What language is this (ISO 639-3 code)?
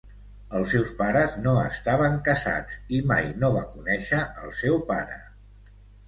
cat